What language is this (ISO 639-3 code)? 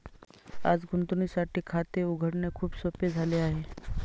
mar